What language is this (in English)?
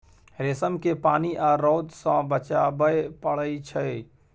Maithili